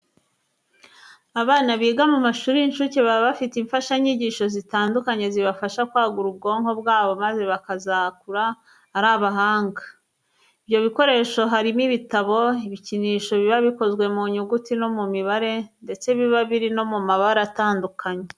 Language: Kinyarwanda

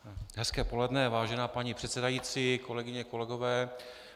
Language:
Czech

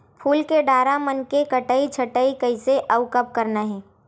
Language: Chhattisgarhi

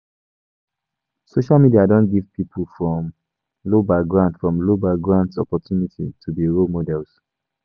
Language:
Nigerian Pidgin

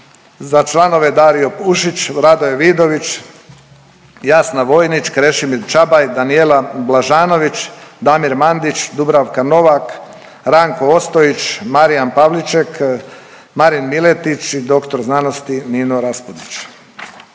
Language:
Croatian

